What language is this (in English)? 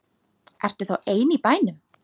Icelandic